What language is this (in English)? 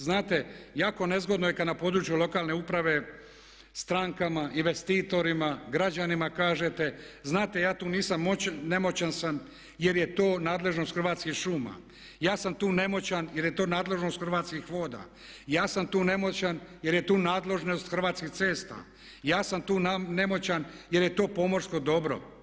Croatian